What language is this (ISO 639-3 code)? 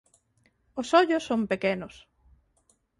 glg